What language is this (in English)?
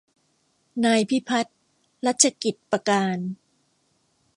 Thai